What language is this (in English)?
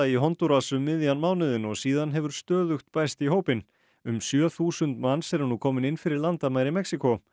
Icelandic